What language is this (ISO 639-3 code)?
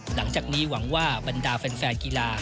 tha